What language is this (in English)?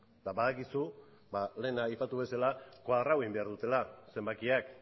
Basque